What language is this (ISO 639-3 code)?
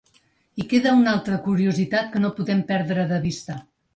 cat